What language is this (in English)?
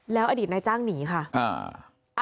Thai